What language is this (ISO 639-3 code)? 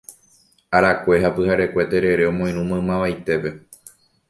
grn